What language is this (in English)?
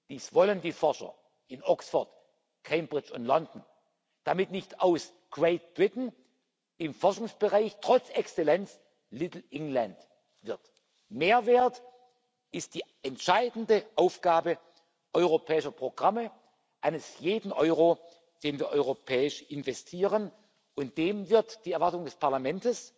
German